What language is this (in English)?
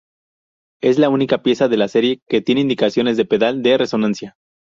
Spanish